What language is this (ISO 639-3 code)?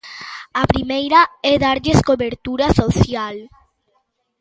glg